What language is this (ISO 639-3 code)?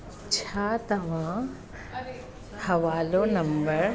snd